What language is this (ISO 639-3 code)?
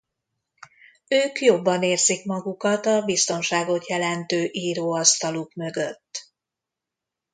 hun